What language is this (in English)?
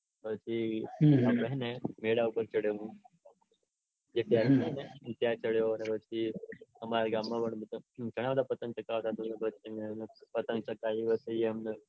Gujarati